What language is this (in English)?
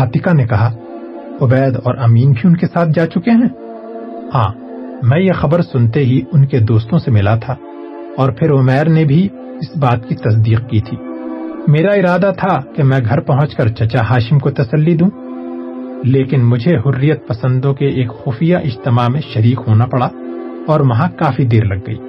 Urdu